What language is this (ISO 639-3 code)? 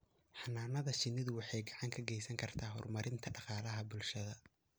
som